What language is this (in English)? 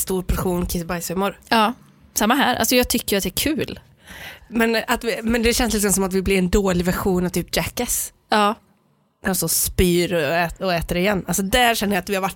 Swedish